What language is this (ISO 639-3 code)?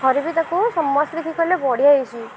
ori